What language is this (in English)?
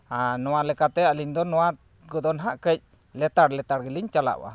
Santali